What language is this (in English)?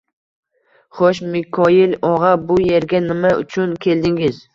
Uzbek